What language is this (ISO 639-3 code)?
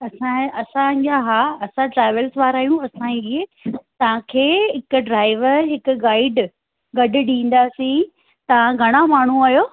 snd